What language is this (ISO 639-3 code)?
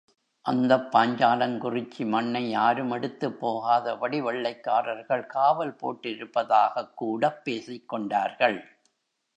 tam